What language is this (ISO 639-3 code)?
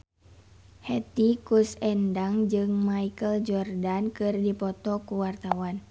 sun